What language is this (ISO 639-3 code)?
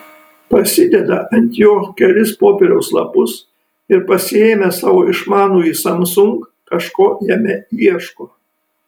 lit